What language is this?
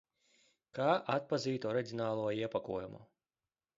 Latvian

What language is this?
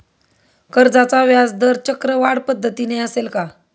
Marathi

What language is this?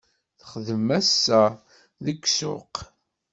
Kabyle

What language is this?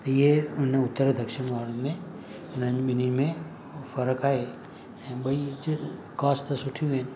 Sindhi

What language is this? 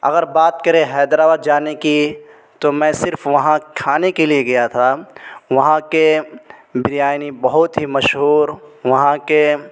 Urdu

